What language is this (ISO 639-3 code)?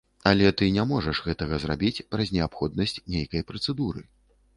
bel